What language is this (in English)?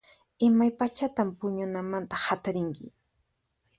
Puno Quechua